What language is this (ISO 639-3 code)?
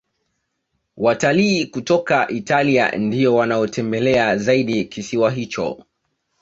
swa